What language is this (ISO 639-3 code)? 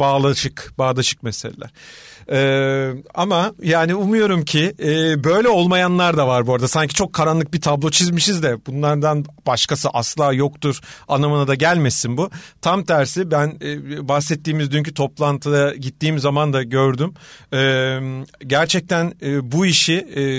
tur